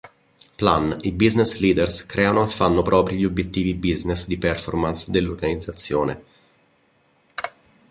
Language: Italian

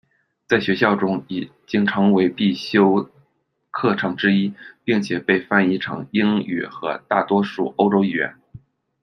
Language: Chinese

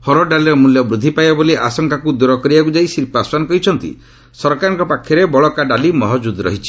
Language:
Odia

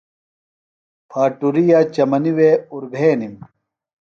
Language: Phalura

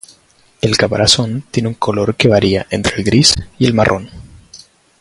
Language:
Spanish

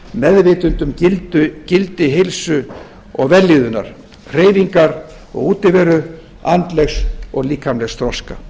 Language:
Icelandic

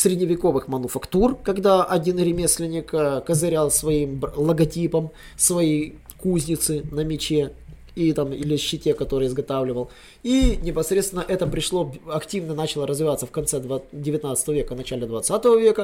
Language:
Russian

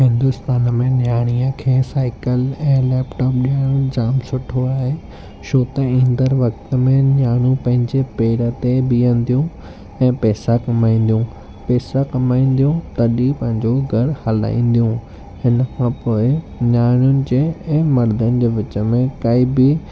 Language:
Sindhi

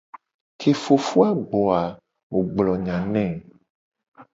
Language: Gen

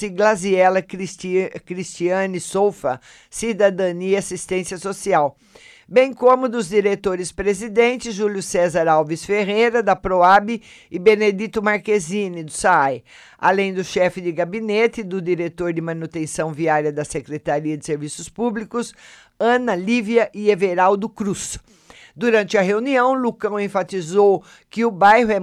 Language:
Portuguese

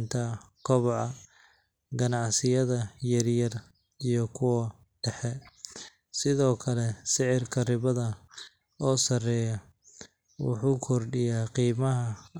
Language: Somali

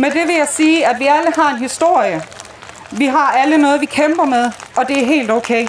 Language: Danish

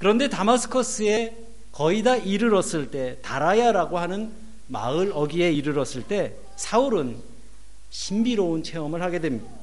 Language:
Korean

